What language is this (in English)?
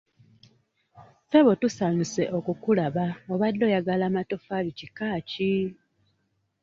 Ganda